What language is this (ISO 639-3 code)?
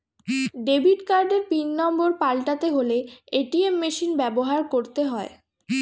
ben